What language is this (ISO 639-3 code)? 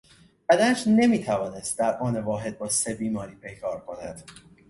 fas